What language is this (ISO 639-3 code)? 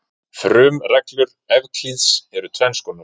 isl